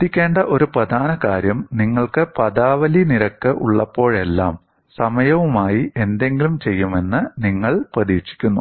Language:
Malayalam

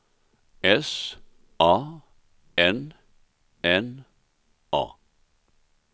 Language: Swedish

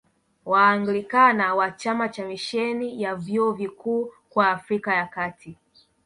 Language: Swahili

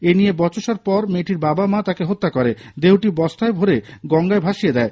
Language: Bangla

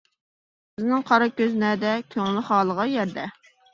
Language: Uyghur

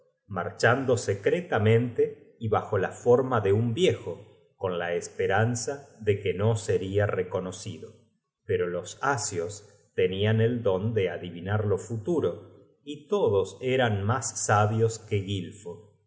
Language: Spanish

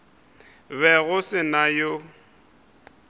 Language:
Northern Sotho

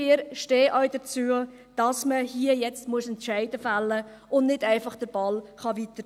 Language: Swiss German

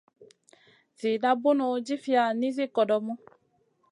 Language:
Masana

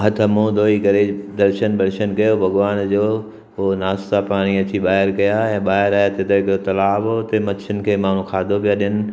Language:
Sindhi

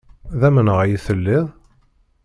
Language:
Kabyle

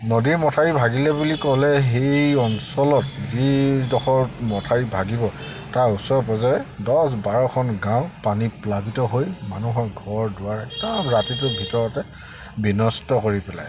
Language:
Assamese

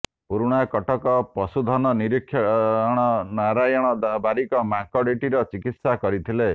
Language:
Odia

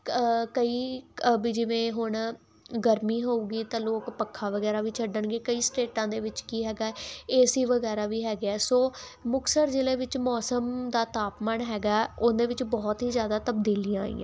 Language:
Punjabi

